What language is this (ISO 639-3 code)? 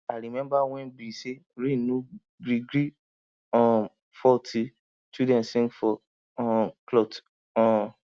pcm